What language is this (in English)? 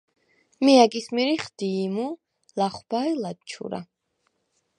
Svan